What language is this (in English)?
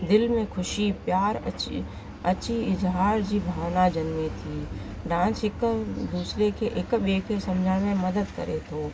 Sindhi